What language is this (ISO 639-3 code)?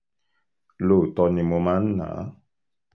yor